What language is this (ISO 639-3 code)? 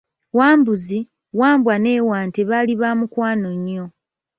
lug